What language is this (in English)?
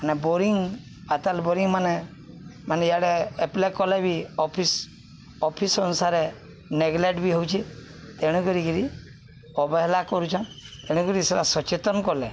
Odia